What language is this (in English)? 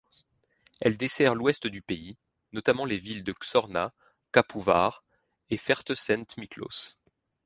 French